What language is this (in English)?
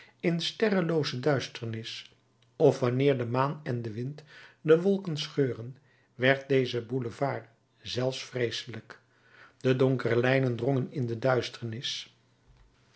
Dutch